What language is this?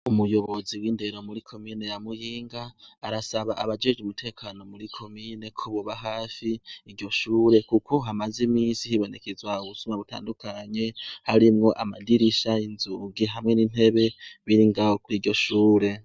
Rundi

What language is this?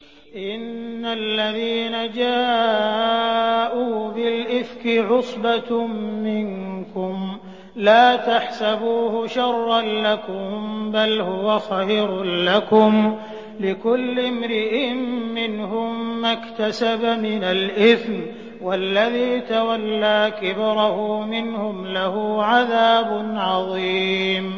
Arabic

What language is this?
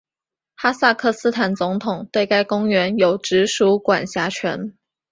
Chinese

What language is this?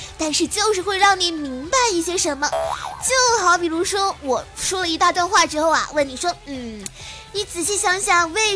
Chinese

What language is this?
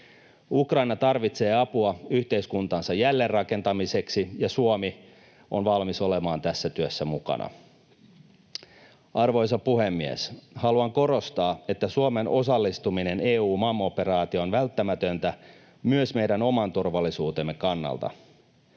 Finnish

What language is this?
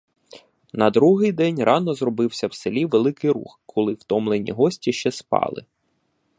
Ukrainian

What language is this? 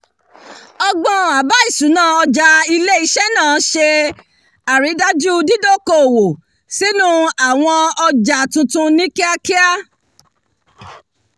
Yoruba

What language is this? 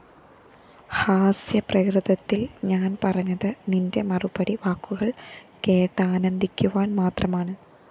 Malayalam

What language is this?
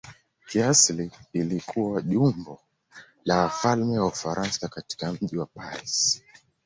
Swahili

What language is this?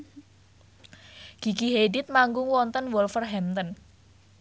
Javanese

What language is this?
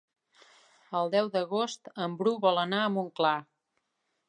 Catalan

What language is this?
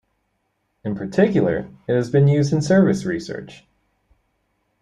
English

